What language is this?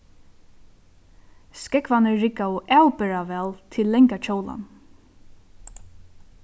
Faroese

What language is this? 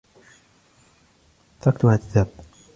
Arabic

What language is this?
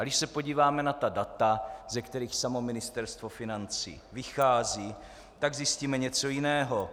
Czech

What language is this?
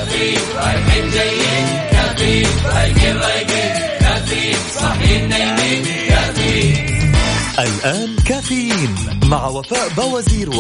Arabic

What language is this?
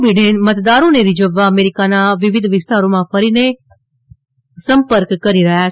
Gujarati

